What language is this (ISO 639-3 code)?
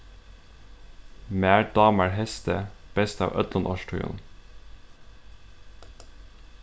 fao